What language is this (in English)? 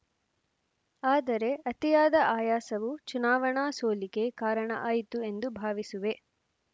Kannada